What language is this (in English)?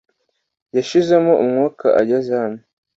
Kinyarwanda